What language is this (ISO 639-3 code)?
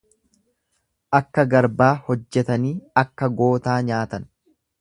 orm